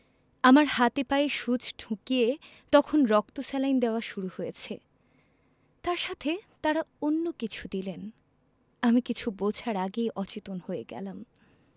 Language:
Bangla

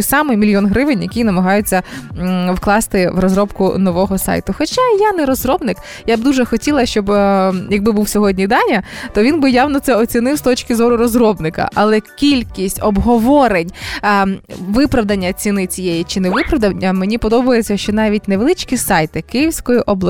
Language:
Ukrainian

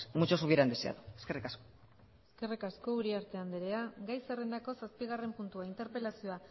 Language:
Basque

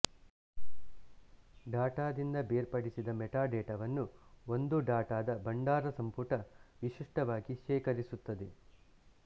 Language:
Kannada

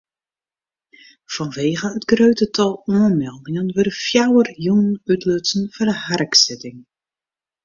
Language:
Western Frisian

